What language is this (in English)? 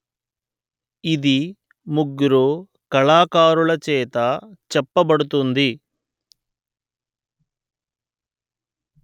Telugu